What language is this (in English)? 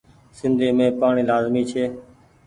Goaria